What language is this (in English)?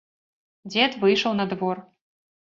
Belarusian